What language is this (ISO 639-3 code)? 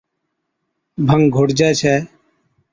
odk